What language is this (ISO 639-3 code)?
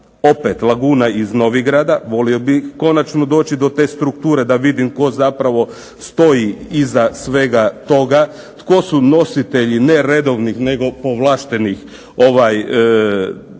hrv